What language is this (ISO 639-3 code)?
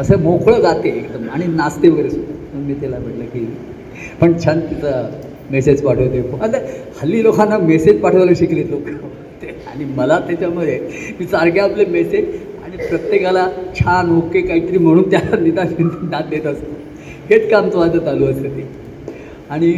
mar